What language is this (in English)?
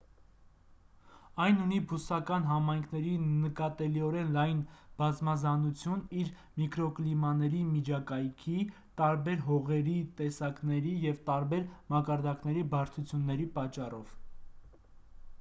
Armenian